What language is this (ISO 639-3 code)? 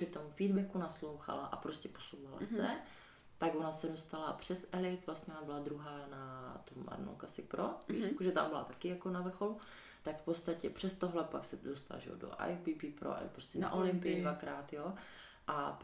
ces